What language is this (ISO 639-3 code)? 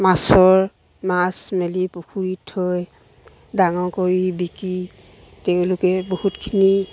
asm